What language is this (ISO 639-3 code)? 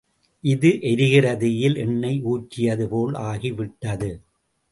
tam